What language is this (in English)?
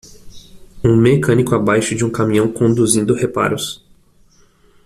Portuguese